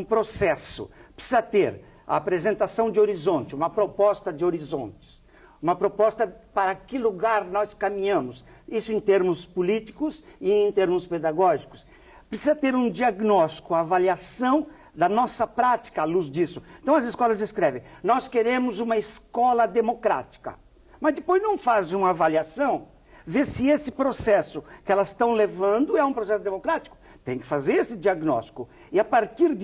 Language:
Portuguese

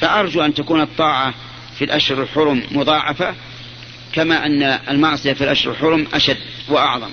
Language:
Arabic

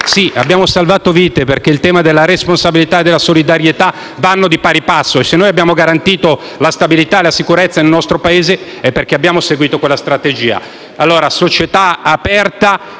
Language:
Italian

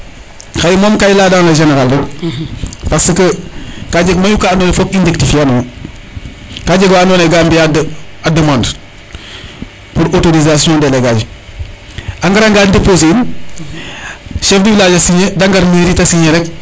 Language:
Serer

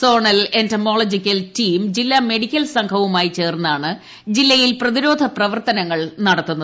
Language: Malayalam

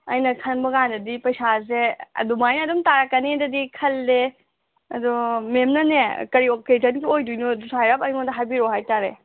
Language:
Manipuri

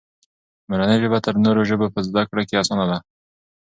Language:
Pashto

